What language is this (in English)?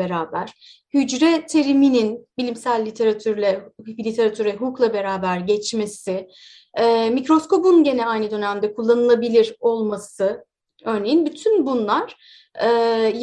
Turkish